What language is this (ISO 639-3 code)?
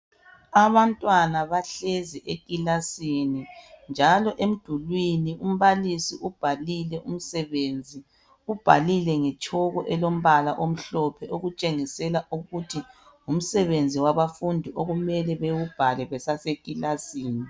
nde